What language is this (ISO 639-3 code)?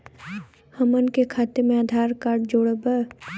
bho